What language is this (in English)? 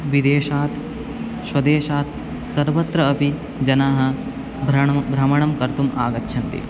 Sanskrit